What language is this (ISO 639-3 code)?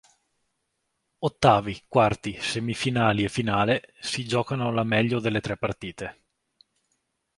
ita